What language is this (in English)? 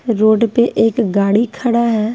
Hindi